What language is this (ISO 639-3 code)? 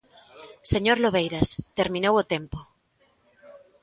glg